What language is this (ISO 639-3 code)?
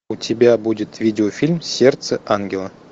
rus